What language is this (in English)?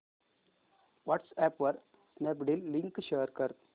Marathi